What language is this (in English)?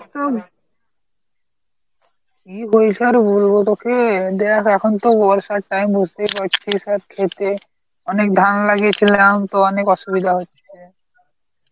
Bangla